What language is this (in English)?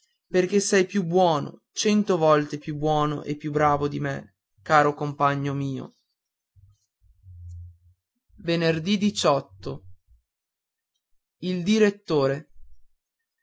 Italian